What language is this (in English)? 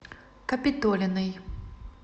Russian